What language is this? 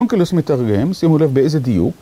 Hebrew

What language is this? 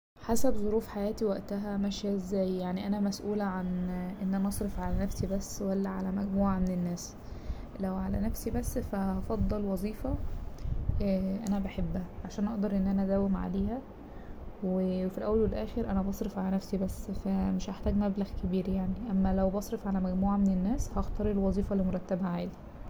Egyptian Arabic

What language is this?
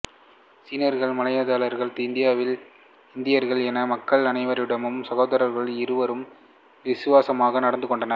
Tamil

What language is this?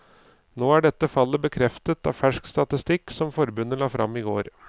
Norwegian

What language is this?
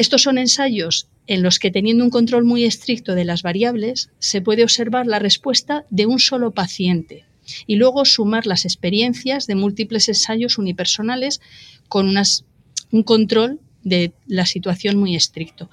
Spanish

